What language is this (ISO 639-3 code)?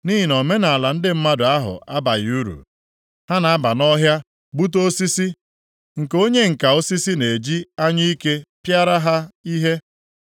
ibo